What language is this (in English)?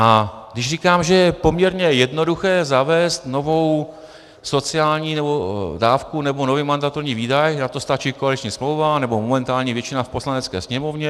Czech